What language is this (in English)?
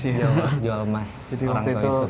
Indonesian